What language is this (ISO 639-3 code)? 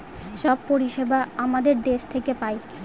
ben